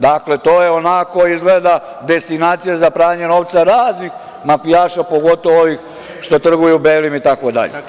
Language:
Serbian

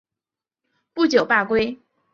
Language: Chinese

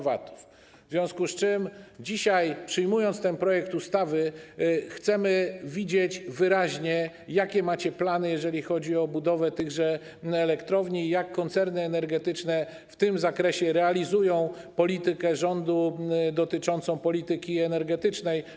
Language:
Polish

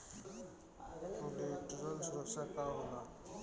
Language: Bhojpuri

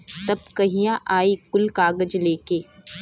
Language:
Bhojpuri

